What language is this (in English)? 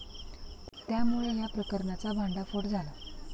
Marathi